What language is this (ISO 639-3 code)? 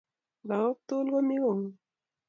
kln